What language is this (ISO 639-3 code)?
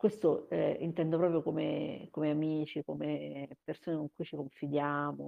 ita